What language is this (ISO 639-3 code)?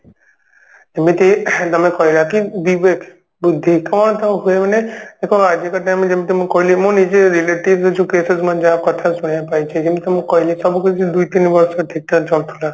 ori